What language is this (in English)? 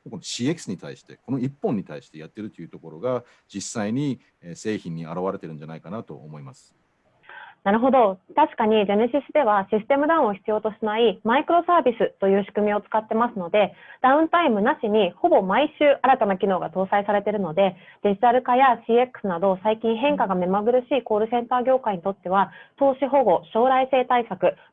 Japanese